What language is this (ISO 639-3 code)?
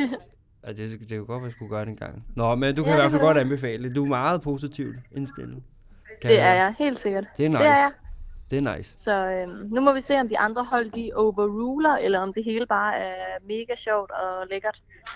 dan